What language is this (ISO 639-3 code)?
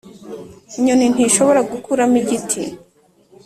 kin